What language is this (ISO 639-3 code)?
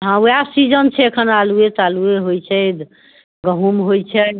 mai